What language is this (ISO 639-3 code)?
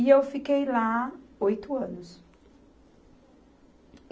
por